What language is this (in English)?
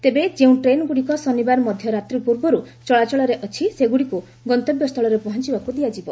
Odia